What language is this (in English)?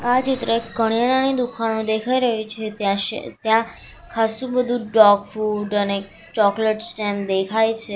Gujarati